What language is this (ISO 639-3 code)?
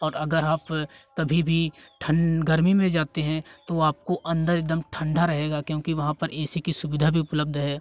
hin